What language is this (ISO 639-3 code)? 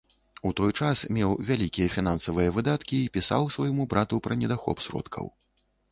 bel